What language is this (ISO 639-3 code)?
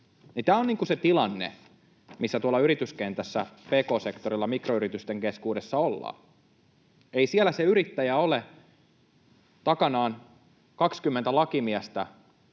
fin